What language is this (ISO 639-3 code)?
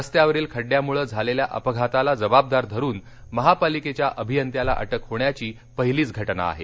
mar